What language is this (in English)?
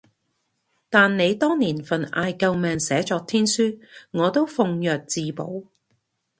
Cantonese